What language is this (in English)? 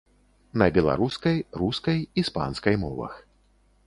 Belarusian